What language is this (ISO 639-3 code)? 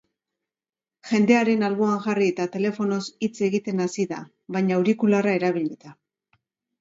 eus